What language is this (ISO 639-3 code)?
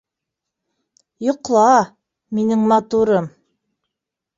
bak